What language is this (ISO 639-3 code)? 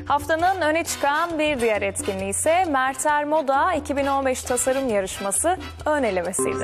tur